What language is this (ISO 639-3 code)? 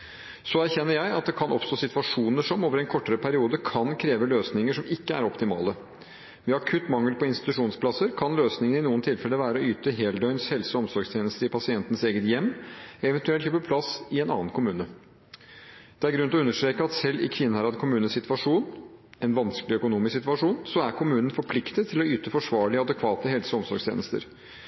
nob